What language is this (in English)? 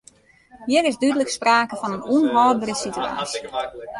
Western Frisian